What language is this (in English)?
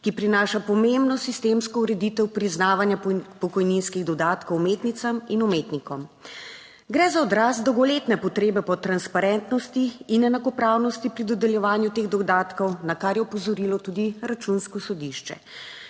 Slovenian